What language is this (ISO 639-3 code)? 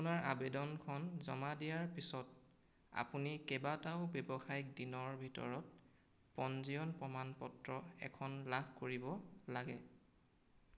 asm